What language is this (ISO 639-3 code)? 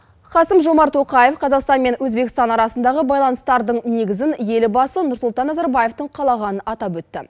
kaz